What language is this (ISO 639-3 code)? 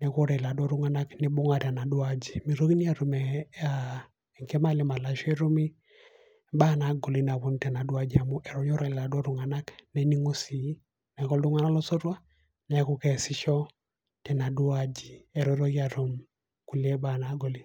mas